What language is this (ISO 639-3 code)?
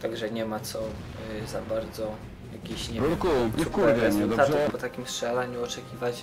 pol